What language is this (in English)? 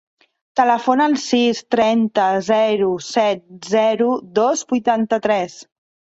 Catalan